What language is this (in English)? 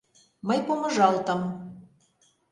Mari